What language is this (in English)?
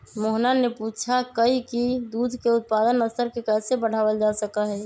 Magahi